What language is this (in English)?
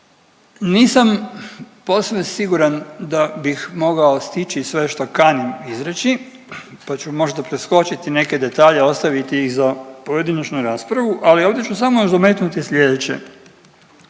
Croatian